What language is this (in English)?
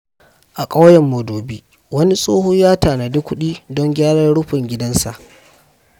Hausa